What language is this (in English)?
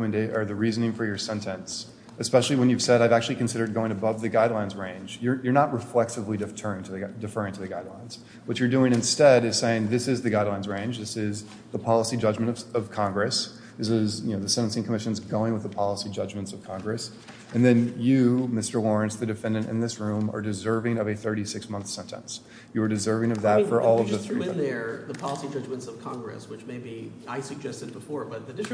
English